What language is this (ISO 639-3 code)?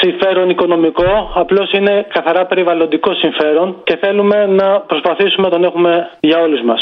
ell